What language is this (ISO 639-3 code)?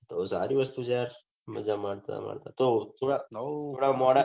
guj